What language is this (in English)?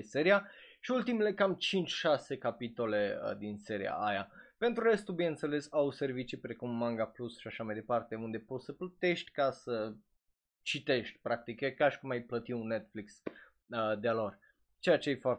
Romanian